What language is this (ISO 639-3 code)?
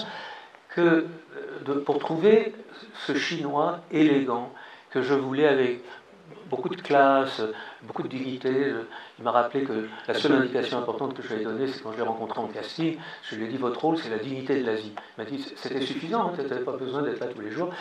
fra